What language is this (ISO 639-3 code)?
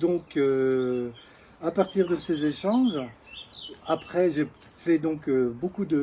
fra